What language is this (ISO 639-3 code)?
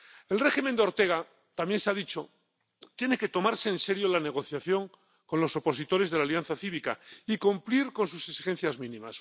spa